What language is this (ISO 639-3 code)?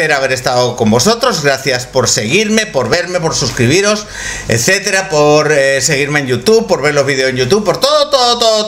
spa